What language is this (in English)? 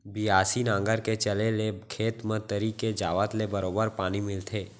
Chhattisgarhi